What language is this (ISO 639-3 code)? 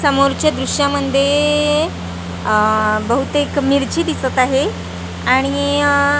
mar